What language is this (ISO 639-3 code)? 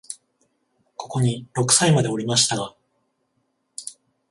jpn